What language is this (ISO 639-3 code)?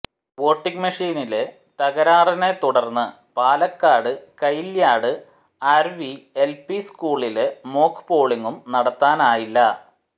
mal